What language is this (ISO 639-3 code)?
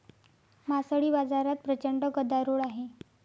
mar